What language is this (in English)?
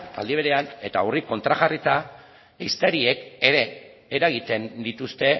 Basque